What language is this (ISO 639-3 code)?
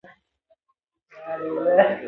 pus